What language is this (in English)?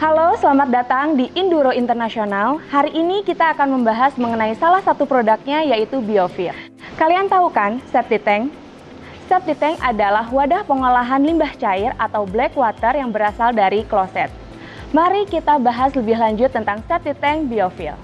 Indonesian